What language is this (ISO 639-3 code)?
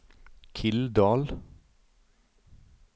nor